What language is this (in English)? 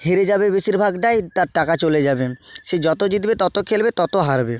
Bangla